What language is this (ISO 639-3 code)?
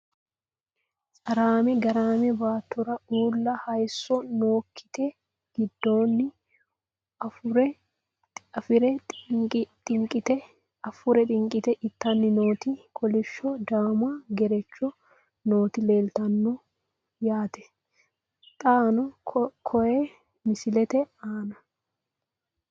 sid